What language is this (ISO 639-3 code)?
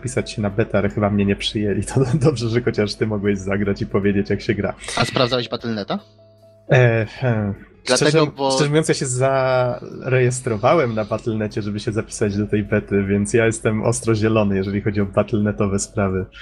pol